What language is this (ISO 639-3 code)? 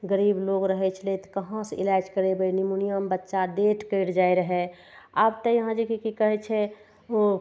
mai